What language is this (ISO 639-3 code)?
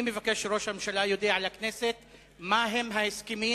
heb